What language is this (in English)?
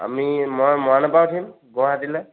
Assamese